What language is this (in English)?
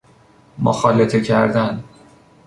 Persian